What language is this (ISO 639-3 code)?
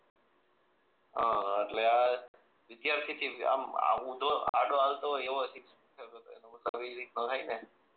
guj